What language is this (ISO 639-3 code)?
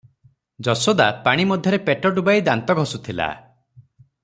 ori